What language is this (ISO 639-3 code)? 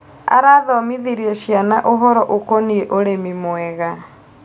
kik